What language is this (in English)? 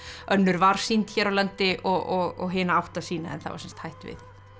Icelandic